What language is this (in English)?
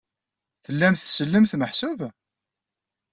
Kabyle